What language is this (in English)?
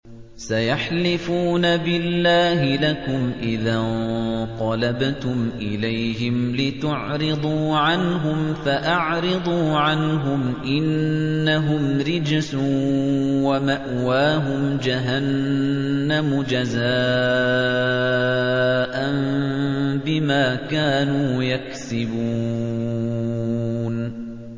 Arabic